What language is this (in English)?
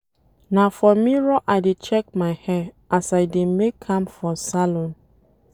Nigerian Pidgin